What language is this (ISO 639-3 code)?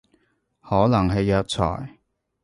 yue